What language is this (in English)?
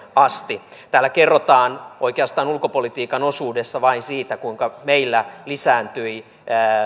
Finnish